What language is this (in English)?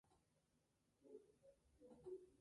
Spanish